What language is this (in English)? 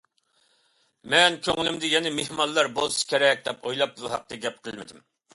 Uyghur